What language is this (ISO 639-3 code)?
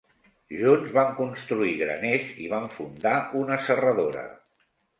cat